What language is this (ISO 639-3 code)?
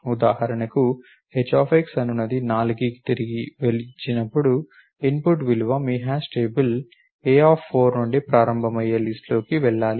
tel